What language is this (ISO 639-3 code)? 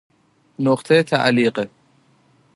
fas